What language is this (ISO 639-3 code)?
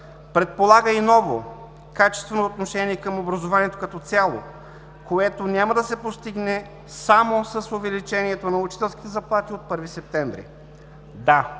bul